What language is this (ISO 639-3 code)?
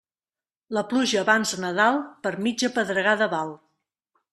cat